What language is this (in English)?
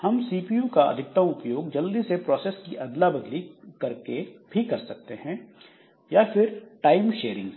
Hindi